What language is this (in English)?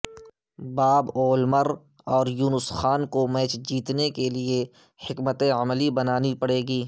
Urdu